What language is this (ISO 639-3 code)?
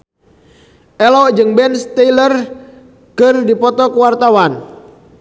sun